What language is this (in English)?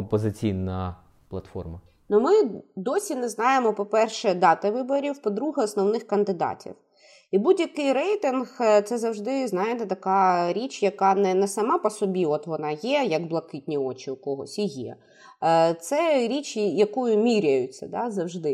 Ukrainian